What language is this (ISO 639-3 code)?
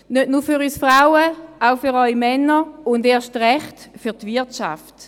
gsw